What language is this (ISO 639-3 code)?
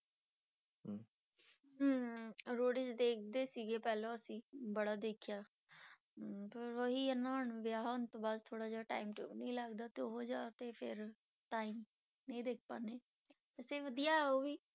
pan